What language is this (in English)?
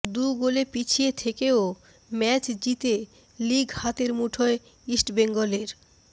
Bangla